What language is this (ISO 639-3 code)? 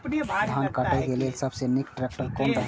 mai